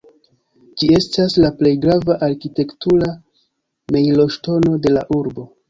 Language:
Esperanto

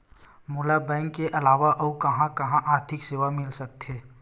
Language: Chhattisgarhi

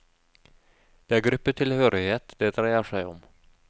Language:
Norwegian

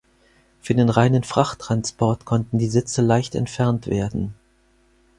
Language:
German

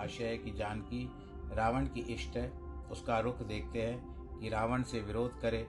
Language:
Hindi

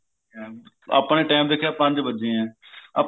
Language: Punjabi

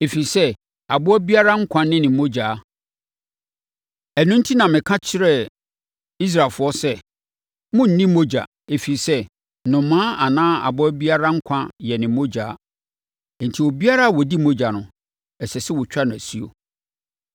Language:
Akan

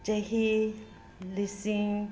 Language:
Manipuri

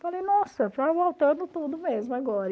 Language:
Portuguese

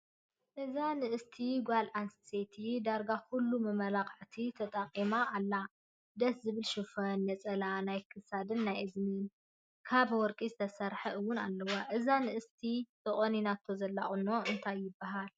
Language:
Tigrinya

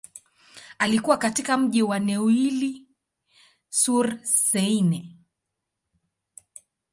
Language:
Swahili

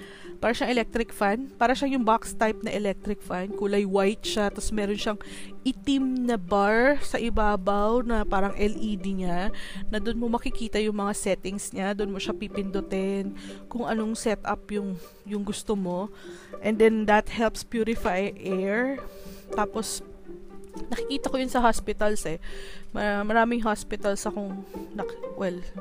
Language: Filipino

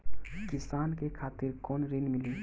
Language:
Bhojpuri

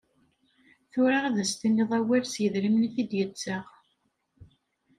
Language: Kabyle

